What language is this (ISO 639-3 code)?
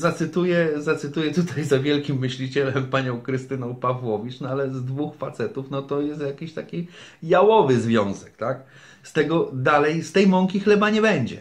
pol